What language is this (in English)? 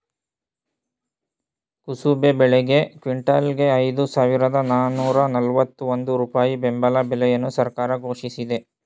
Kannada